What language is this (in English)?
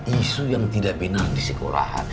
Indonesian